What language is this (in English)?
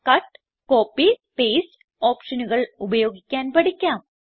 Malayalam